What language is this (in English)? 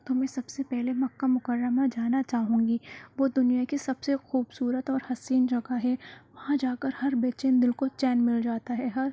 Urdu